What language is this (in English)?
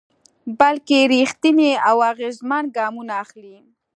Pashto